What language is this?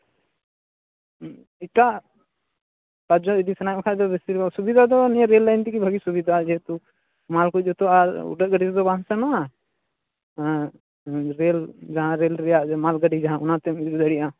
Santali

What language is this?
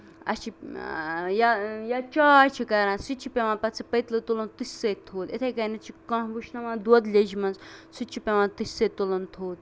Kashmiri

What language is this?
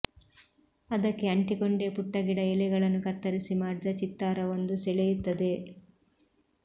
Kannada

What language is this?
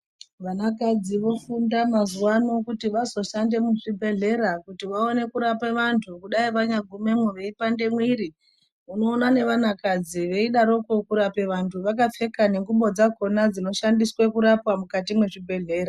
Ndau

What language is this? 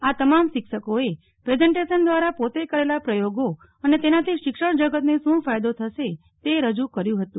Gujarati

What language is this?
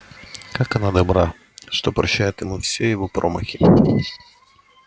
Russian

